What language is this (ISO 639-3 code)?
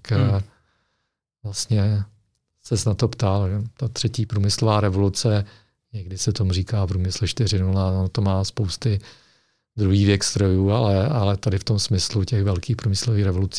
ces